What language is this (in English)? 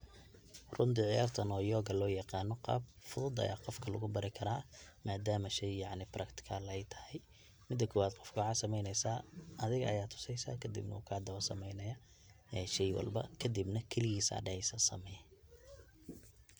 Somali